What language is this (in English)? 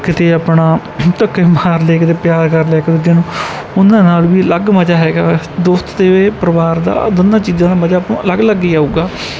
Punjabi